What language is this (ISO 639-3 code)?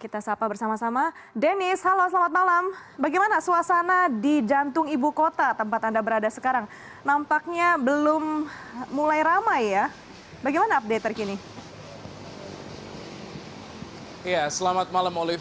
ind